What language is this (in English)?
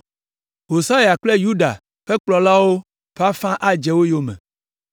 Ewe